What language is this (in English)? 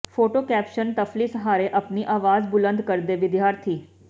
Punjabi